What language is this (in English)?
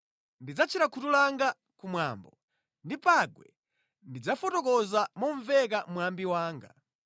Nyanja